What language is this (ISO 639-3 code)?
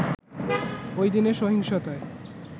ben